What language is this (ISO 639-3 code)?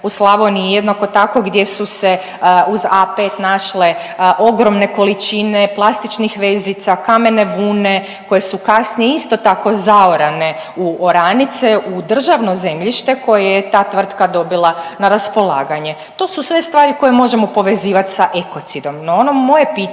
hrv